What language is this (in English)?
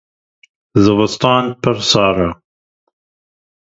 Kurdish